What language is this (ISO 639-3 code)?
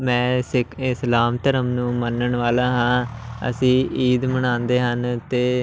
pan